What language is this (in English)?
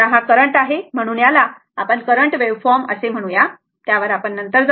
Marathi